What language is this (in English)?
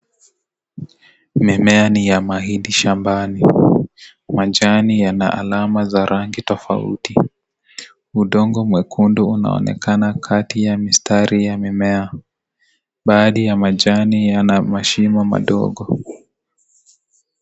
Swahili